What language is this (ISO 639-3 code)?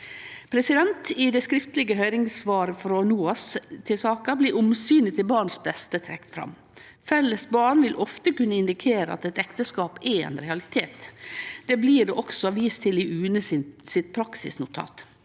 nor